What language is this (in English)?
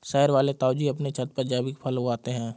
Hindi